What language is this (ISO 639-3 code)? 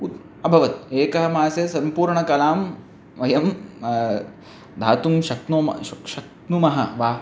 san